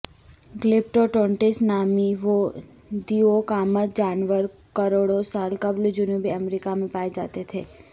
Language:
Urdu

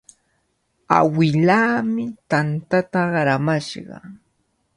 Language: Cajatambo North Lima Quechua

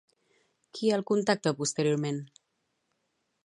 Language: Catalan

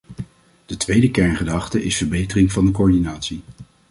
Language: Dutch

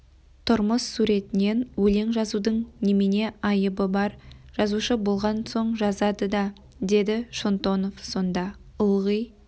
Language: Kazakh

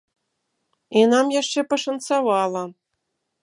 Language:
Belarusian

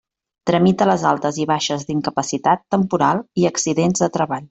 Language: Catalan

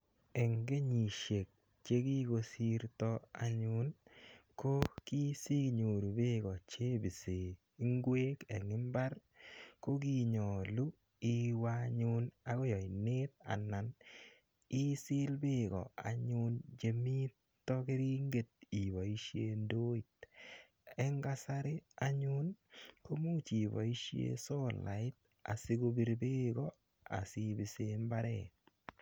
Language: Kalenjin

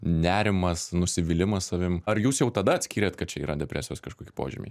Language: Lithuanian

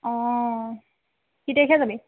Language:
Assamese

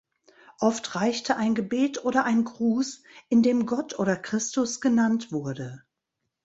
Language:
German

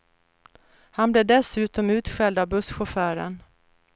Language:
Swedish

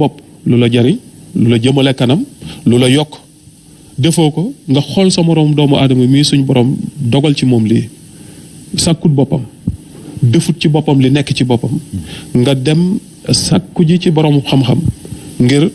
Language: French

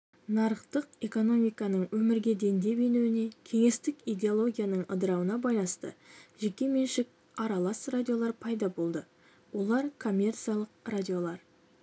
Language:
Kazakh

